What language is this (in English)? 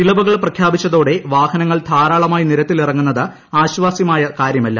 Malayalam